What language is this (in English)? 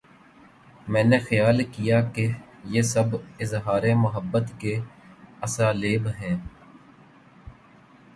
Urdu